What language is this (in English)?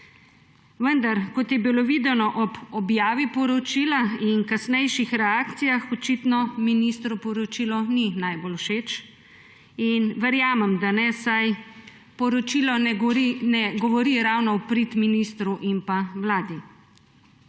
Slovenian